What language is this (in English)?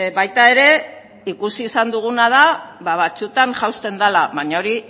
Basque